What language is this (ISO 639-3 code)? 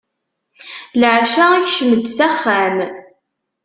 kab